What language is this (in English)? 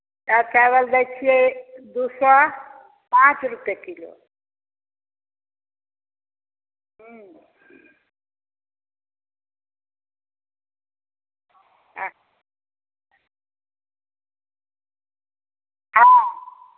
Maithili